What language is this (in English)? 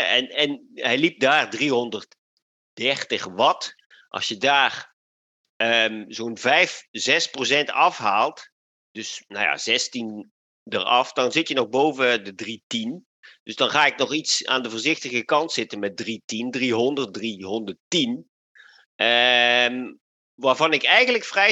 Dutch